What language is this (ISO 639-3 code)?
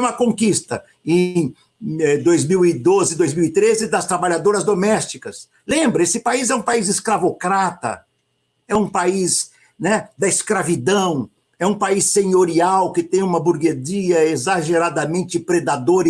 por